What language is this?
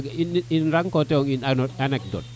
Serer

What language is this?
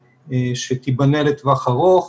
Hebrew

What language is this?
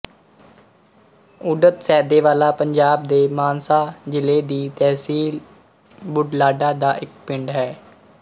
Punjabi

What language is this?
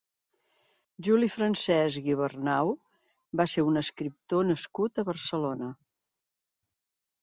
Catalan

